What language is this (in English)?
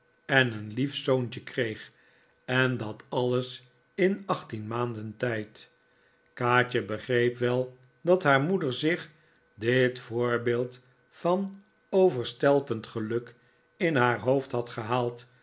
Dutch